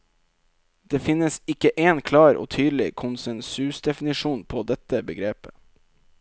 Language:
Norwegian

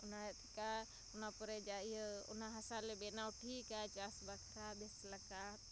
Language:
Santali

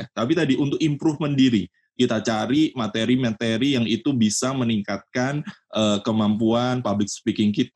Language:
Indonesian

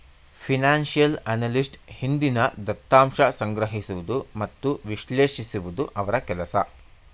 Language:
Kannada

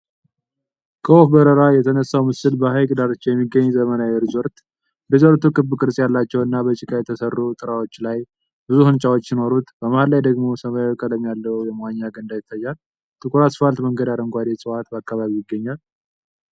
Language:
Amharic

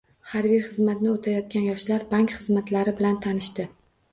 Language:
Uzbek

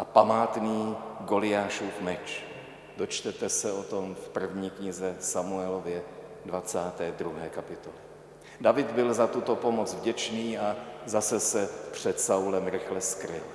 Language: Czech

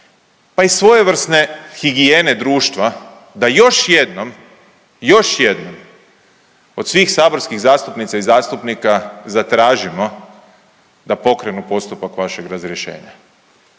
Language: Croatian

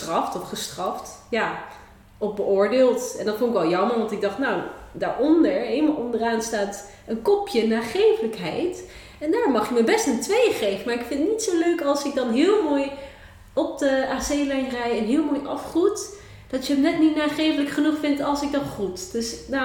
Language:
Dutch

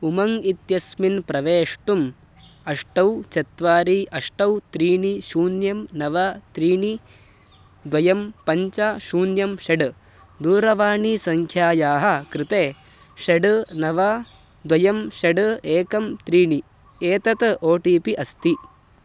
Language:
Sanskrit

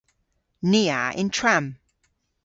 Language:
Cornish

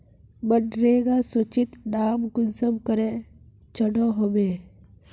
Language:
Magahi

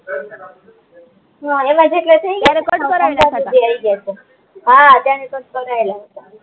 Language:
Gujarati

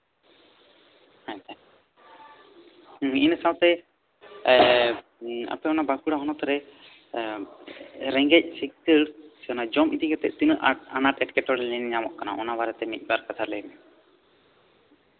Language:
Santali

